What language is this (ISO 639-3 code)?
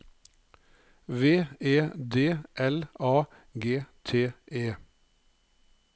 nor